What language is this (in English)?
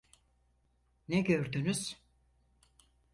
Turkish